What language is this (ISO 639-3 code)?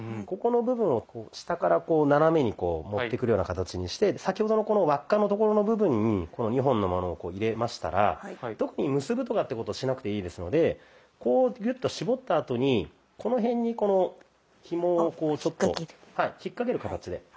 jpn